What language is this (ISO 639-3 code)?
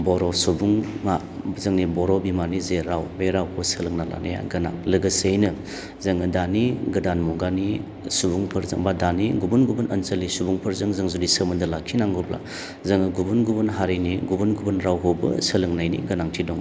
brx